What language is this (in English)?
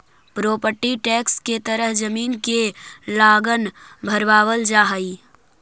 Magahi